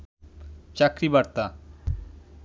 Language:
Bangla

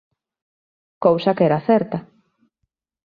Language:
Galician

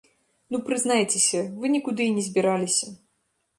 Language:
Belarusian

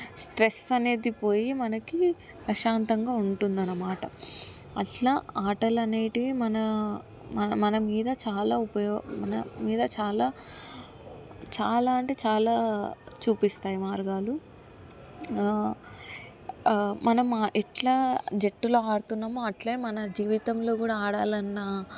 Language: Telugu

